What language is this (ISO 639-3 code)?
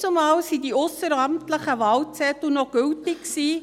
gsw